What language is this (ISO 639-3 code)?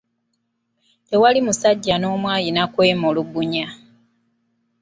lug